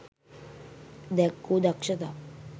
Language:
Sinhala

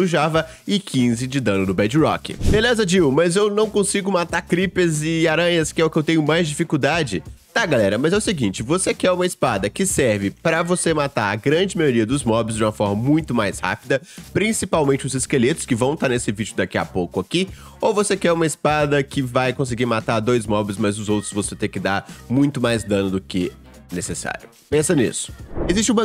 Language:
Portuguese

